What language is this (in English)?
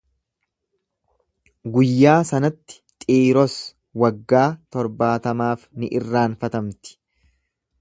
Oromo